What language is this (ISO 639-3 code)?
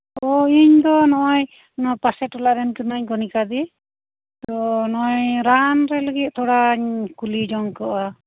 sat